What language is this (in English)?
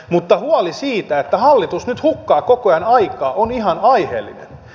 Finnish